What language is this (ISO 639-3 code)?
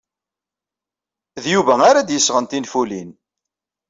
kab